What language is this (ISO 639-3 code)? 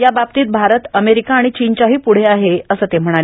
mar